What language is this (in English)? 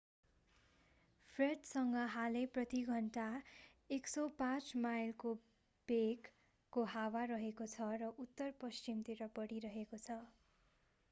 Nepali